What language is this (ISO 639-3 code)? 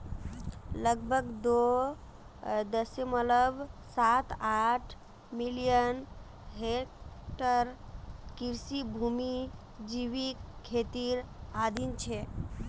mag